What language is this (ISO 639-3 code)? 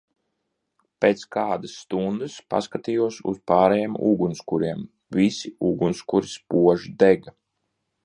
lav